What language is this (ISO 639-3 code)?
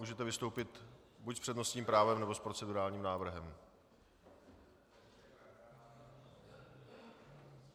ces